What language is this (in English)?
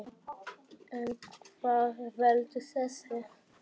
Icelandic